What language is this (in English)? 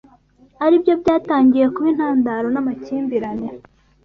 Kinyarwanda